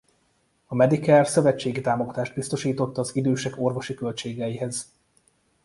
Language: Hungarian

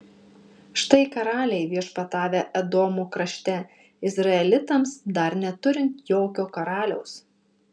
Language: Lithuanian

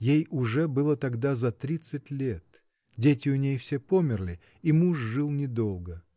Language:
Russian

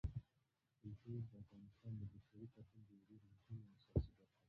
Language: Pashto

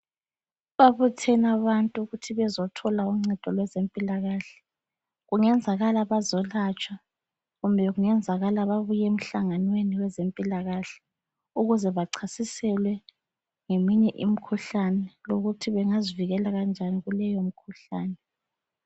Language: North Ndebele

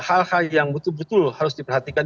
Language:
Indonesian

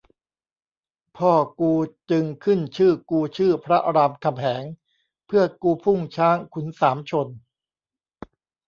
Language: Thai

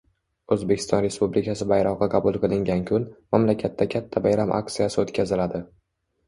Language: Uzbek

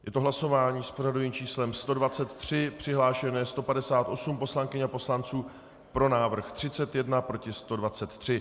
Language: Czech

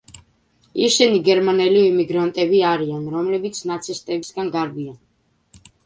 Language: Georgian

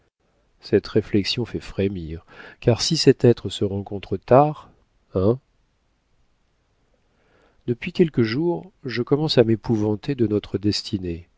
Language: French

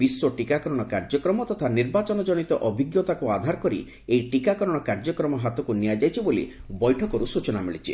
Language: Odia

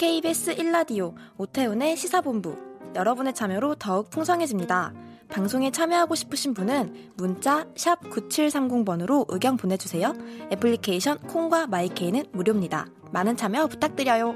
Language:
Korean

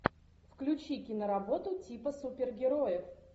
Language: Russian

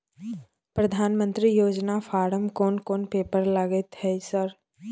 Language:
Maithili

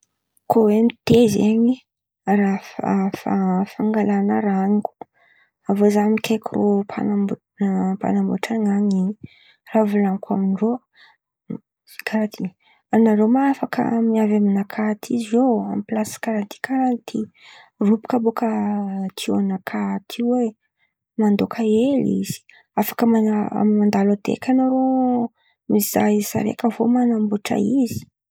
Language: Antankarana Malagasy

